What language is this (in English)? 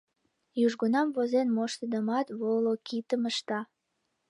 Mari